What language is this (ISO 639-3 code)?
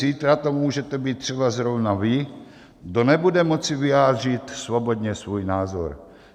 ces